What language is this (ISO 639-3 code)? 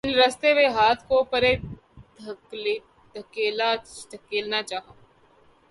urd